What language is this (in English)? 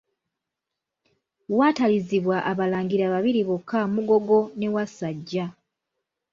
Ganda